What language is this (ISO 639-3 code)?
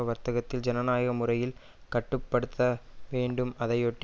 tam